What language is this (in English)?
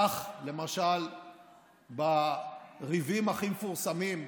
Hebrew